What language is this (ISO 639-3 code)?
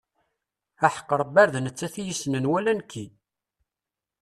kab